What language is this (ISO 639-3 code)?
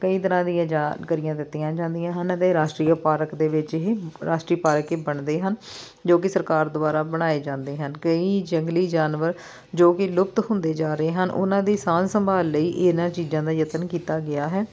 pan